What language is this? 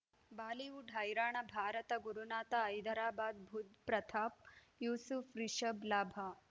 Kannada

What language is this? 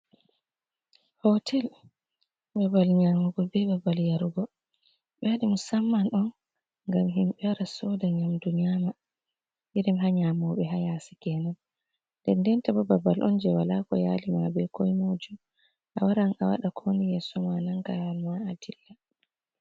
Fula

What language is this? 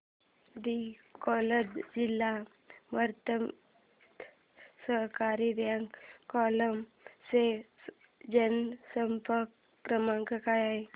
Marathi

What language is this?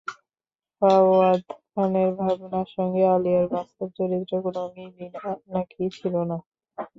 Bangla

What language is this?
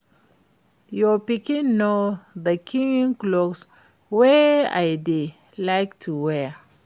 Nigerian Pidgin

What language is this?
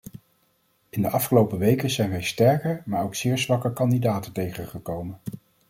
Dutch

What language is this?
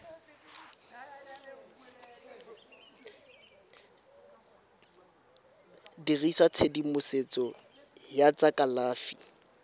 Tswana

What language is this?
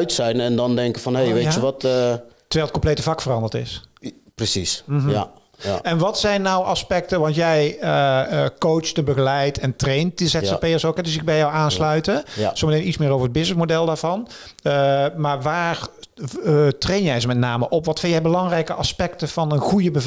Dutch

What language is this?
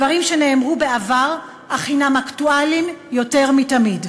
Hebrew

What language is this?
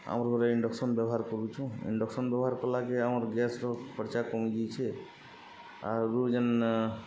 Odia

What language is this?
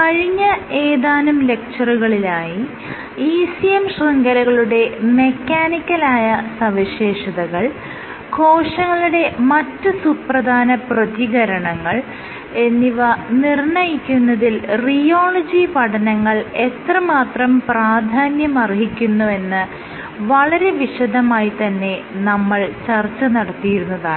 Malayalam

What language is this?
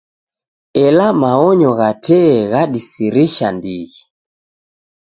Taita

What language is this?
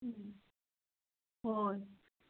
Manipuri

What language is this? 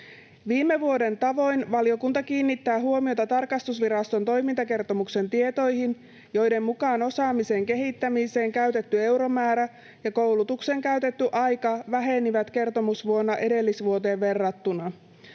Finnish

